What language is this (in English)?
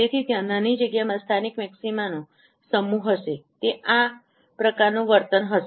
Gujarati